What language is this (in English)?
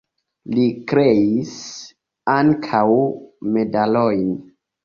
Esperanto